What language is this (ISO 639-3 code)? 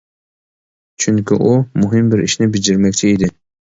uig